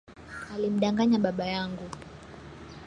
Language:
Swahili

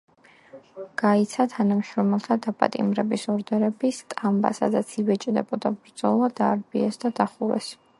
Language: Georgian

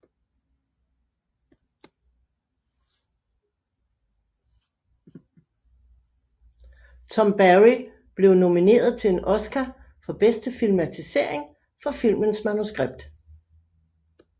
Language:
Danish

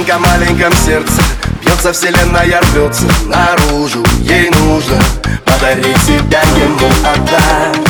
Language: Ukrainian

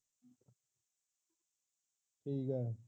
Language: Punjabi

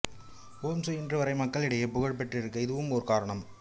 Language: Tamil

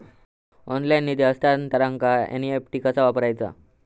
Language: Marathi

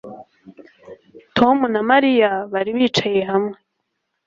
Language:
Kinyarwanda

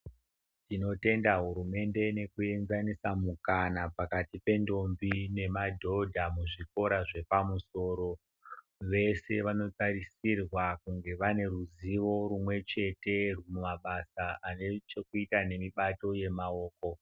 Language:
Ndau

